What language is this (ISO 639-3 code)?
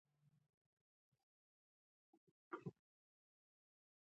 pus